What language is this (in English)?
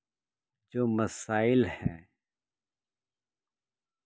Urdu